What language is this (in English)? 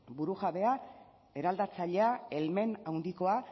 Basque